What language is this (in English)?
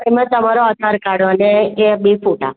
Gujarati